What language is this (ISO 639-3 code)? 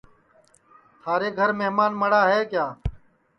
ssi